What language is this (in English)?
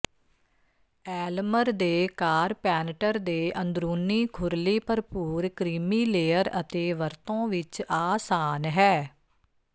Punjabi